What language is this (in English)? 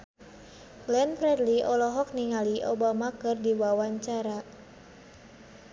Sundanese